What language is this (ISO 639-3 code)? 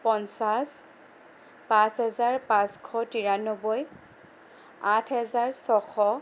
asm